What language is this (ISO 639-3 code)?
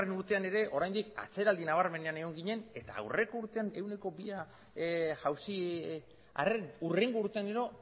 eus